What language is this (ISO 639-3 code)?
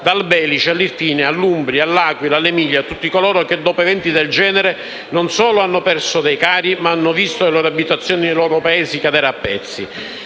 ita